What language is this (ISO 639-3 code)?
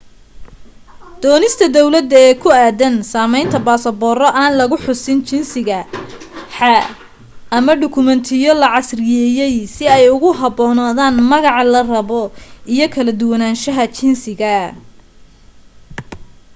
som